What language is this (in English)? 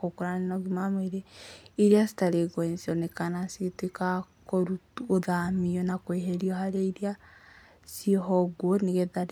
Kikuyu